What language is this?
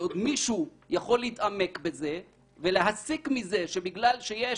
Hebrew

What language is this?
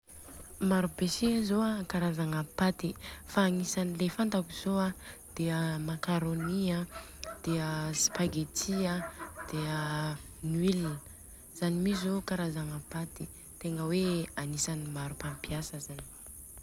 Southern Betsimisaraka Malagasy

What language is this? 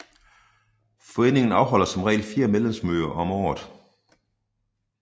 Danish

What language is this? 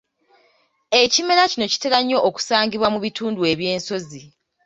Ganda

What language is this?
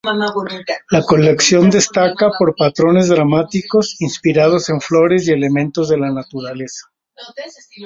Spanish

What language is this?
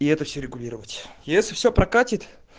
Russian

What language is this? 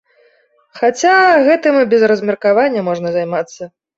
Belarusian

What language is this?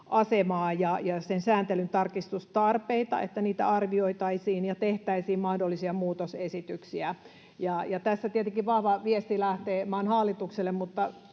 Finnish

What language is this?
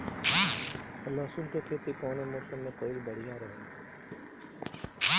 Bhojpuri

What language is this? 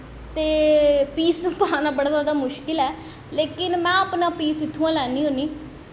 Dogri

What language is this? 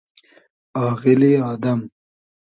Hazaragi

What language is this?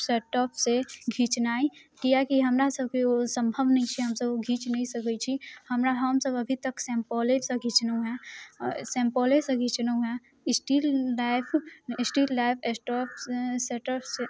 Maithili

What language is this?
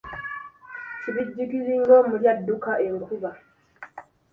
Ganda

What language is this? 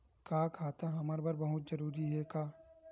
Chhattisgarhi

